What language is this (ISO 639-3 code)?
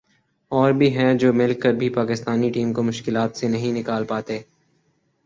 urd